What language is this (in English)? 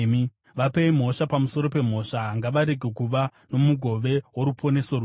Shona